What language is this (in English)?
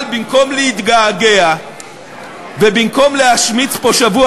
Hebrew